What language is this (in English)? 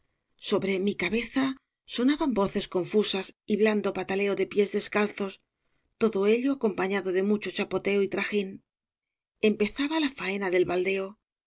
Spanish